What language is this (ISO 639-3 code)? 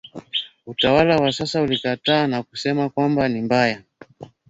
swa